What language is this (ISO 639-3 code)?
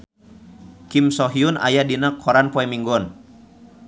sun